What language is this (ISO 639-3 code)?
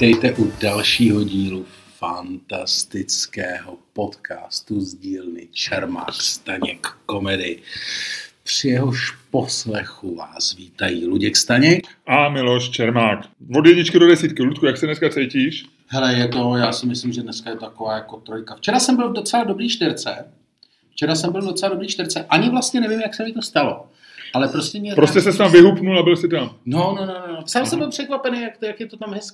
ces